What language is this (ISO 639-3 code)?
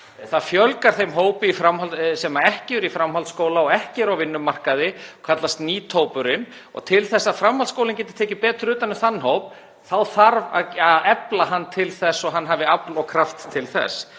isl